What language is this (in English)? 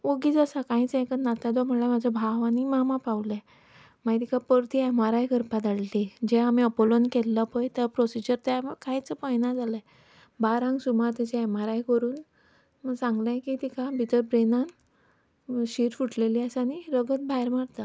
Konkani